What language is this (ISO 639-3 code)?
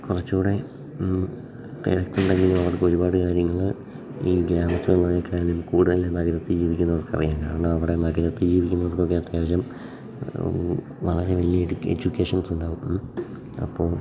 mal